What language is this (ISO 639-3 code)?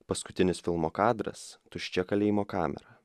lit